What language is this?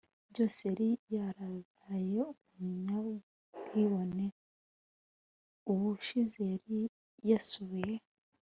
Kinyarwanda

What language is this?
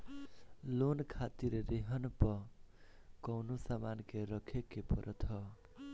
Bhojpuri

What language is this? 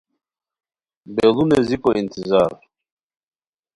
Khowar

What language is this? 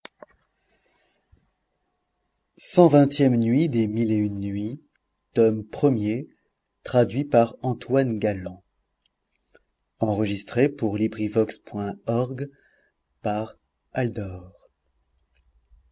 French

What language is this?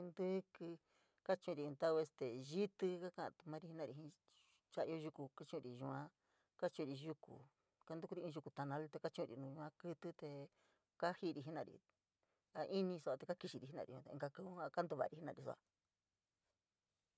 San Miguel El Grande Mixtec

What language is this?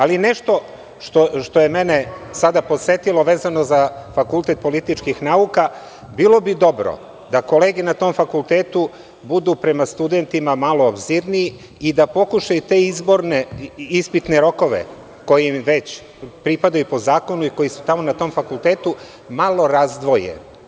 Serbian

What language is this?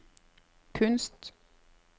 Norwegian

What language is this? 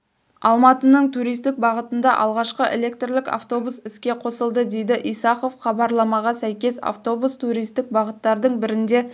Kazakh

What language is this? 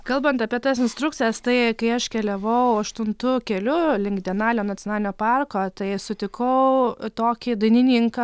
Lithuanian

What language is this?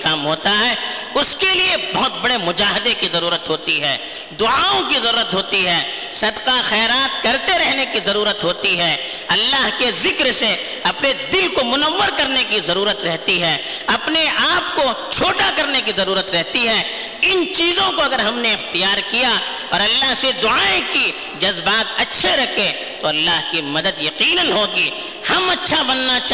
Urdu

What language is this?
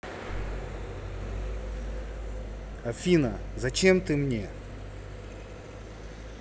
Russian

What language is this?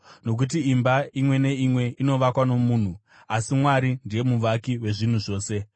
Shona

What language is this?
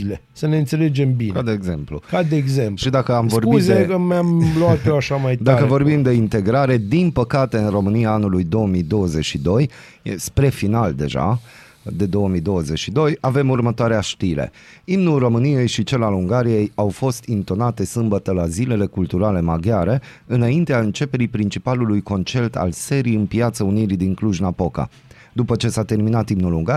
Romanian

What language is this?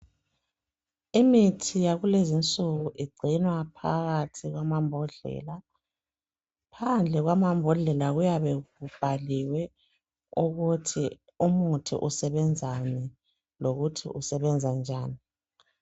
North Ndebele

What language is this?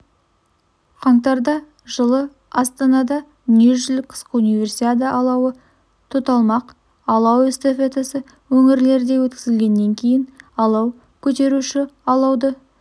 Kazakh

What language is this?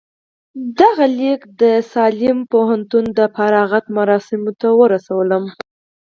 Pashto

